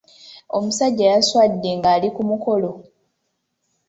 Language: Ganda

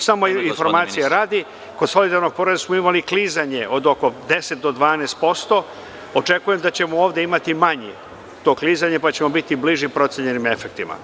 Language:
Serbian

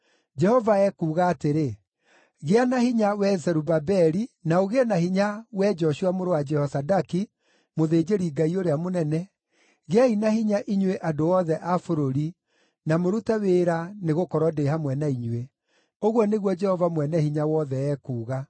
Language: Kikuyu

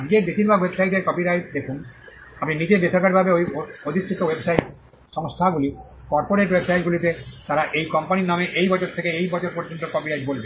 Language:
Bangla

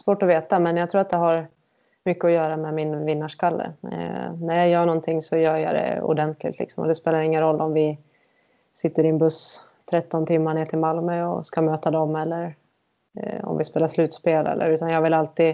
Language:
Swedish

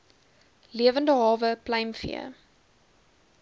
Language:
Afrikaans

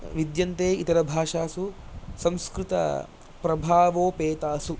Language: Sanskrit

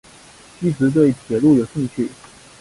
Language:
Chinese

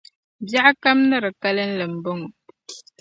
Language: Dagbani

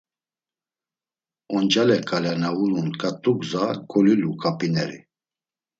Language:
Laz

